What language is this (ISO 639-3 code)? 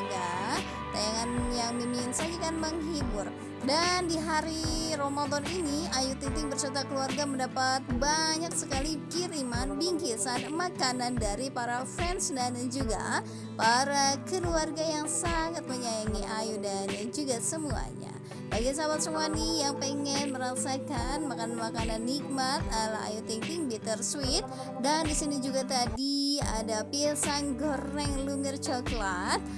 ind